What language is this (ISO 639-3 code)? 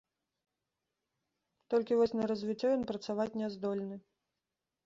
bel